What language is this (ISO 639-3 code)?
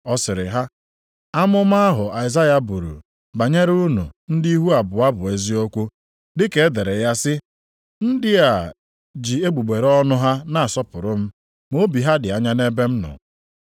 ibo